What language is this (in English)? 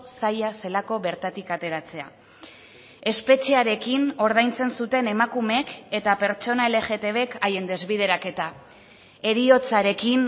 Basque